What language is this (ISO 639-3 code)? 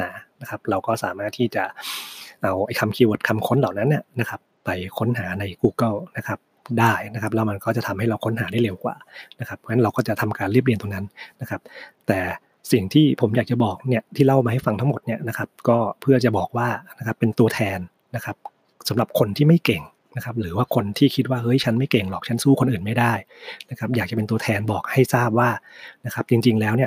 tha